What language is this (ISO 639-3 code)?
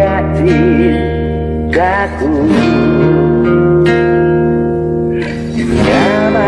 vie